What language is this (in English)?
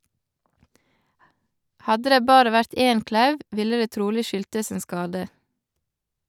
Norwegian